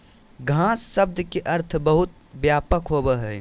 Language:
Magahi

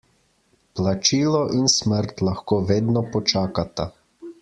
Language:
Slovenian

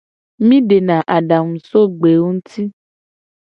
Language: Gen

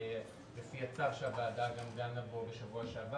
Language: Hebrew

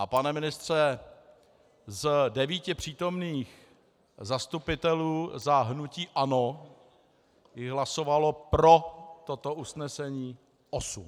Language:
Czech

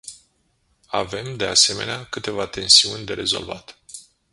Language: Romanian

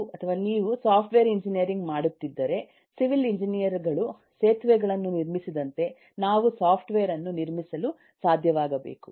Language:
Kannada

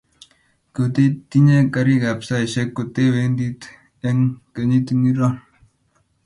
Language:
Kalenjin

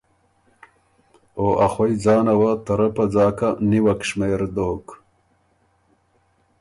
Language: Ormuri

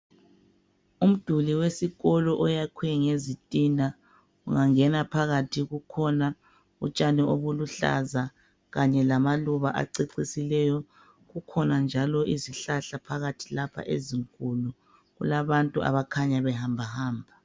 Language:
North Ndebele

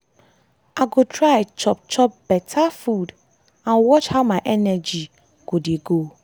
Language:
Nigerian Pidgin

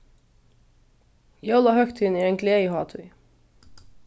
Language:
Faroese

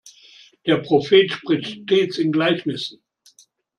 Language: German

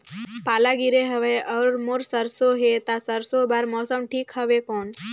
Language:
Chhattisgarhi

